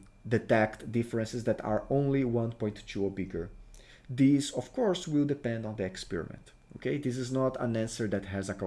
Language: English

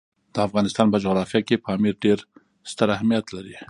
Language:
Pashto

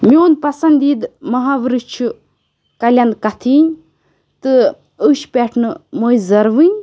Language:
Kashmiri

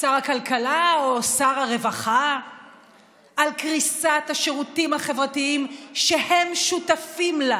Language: Hebrew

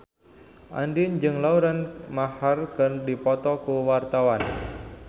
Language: Sundanese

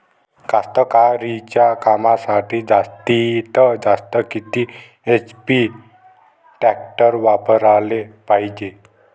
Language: Marathi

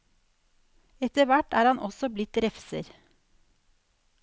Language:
Norwegian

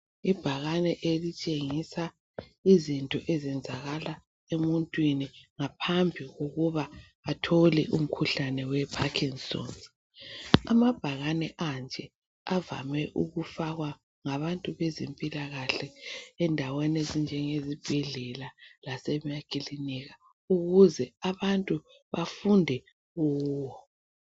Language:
North Ndebele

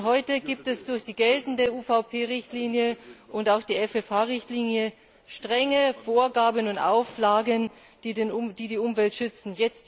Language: German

